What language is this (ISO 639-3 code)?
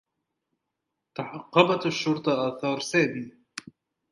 ara